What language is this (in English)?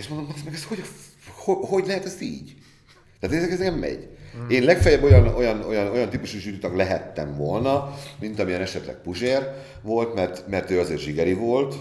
Hungarian